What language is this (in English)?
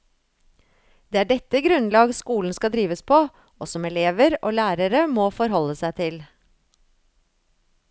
Norwegian